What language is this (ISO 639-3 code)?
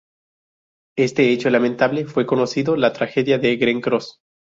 spa